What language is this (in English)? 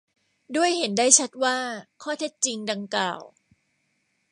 Thai